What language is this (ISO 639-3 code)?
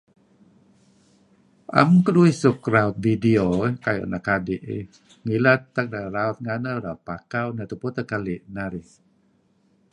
kzi